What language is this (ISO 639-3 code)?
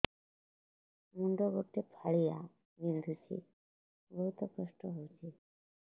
ori